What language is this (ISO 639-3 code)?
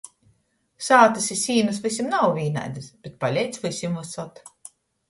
ltg